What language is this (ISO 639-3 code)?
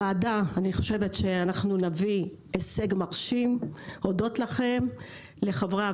heb